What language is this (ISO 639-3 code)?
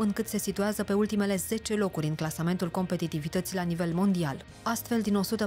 ron